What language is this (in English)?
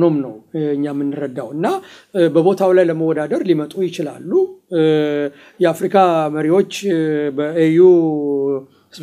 Arabic